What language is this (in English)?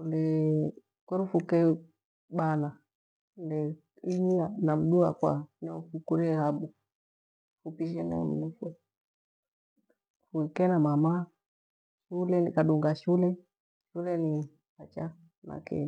Gweno